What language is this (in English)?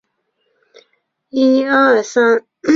Chinese